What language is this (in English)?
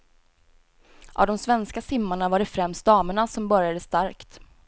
Swedish